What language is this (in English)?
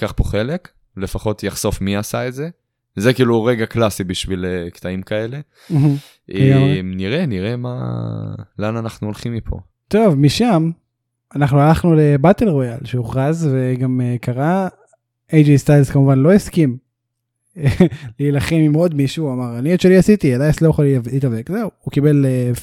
Hebrew